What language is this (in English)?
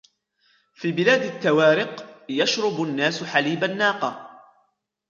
Arabic